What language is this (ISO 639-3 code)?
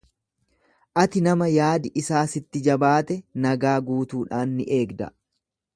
orm